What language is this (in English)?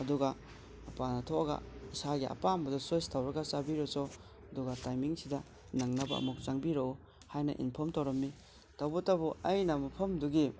Manipuri